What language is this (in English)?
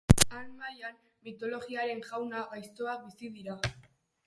Basque